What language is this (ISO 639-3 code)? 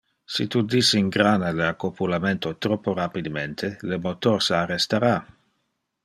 ina